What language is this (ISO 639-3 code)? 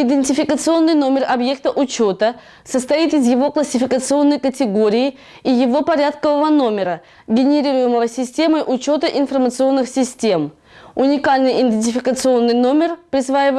rus